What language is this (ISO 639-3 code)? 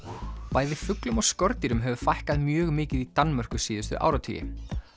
isl